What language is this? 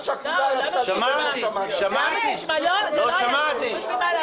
Hebrew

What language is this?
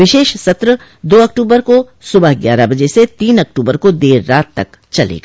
Hindi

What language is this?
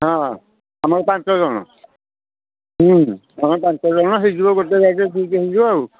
Odia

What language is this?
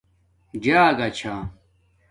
Domaaki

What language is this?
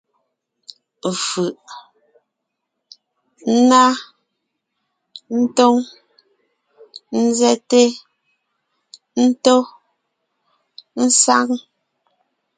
Ngiemboon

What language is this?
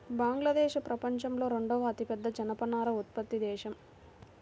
Telugu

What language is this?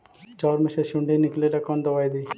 Magahi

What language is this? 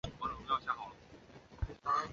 Chinese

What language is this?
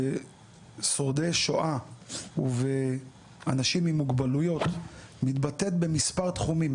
Hebrew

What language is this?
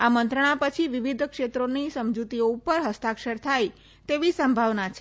Gujarati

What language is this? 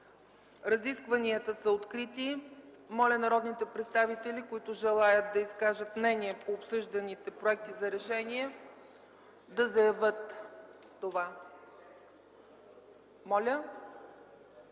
Bulgarian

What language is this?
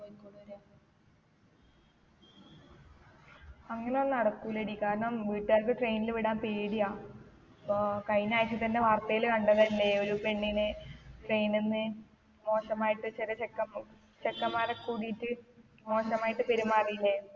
Malayalam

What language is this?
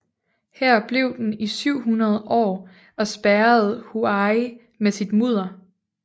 Danish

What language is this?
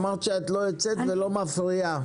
Hebrew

